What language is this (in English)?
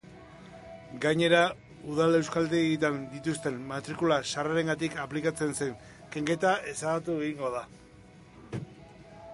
Basque